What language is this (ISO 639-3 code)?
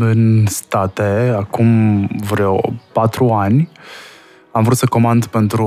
ron